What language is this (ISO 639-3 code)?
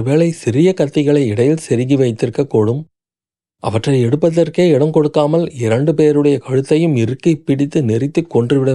tam